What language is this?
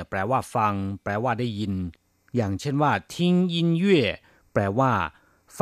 Thai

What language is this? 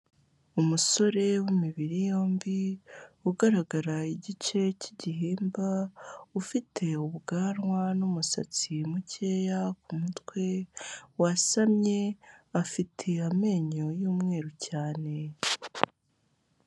Kinyarwanda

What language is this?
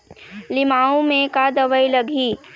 Chhattisgarhi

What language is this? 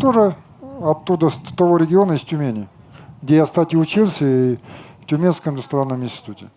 Russian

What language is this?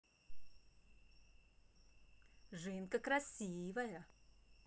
Russian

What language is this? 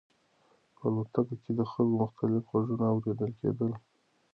Pashto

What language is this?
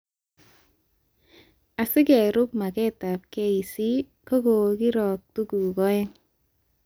Kalenjin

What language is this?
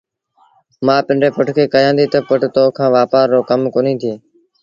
Sindhi Bhil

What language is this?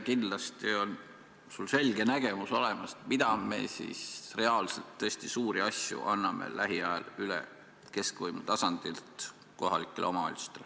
Estonian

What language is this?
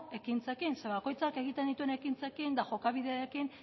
Basque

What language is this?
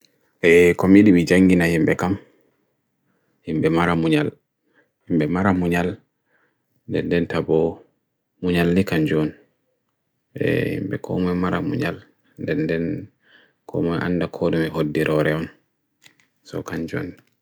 Bagirmi Fulfulde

